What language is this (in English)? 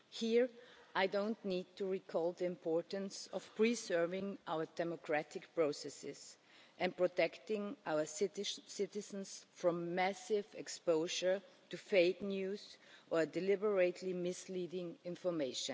English